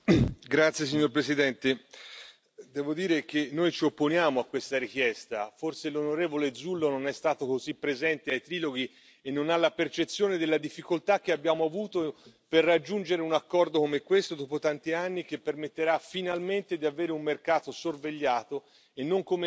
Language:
Italian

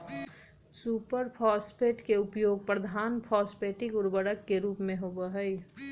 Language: Magahi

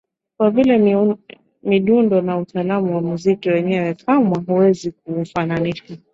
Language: Swahili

